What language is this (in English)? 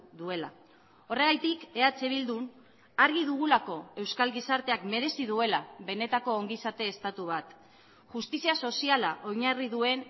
Basque